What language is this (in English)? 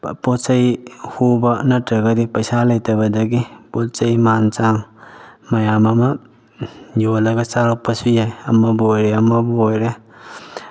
Manipuri